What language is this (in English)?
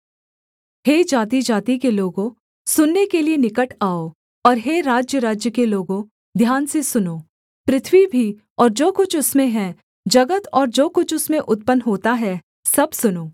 Hindi